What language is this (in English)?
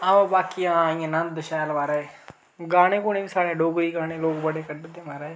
Dogri